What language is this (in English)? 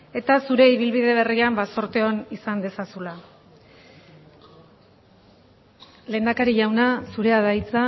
Basque